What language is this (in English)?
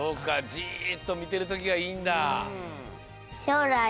Japanese